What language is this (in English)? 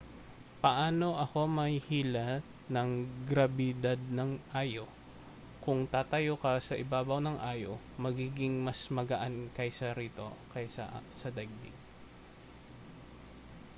Filipino